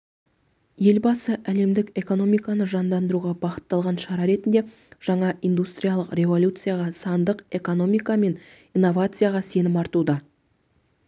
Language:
Kazakh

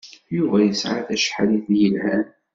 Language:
Kabyle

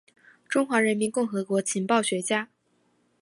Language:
Chinese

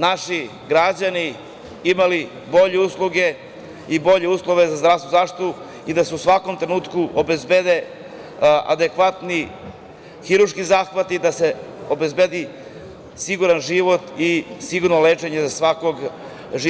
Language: Serbian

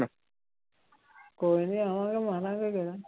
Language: Punjabi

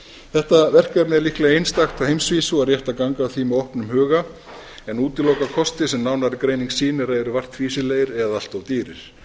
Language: Icelandic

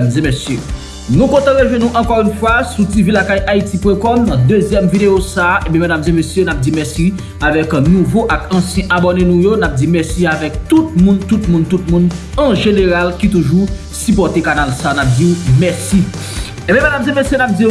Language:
French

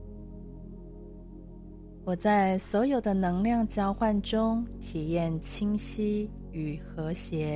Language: Chinese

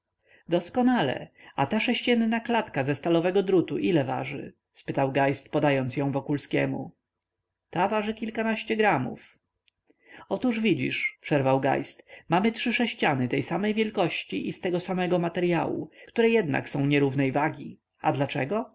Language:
Polish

